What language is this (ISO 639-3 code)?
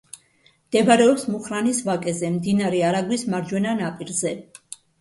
kat